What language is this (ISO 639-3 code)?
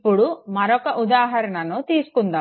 tel